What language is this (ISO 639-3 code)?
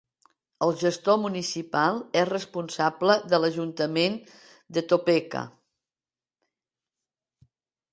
cat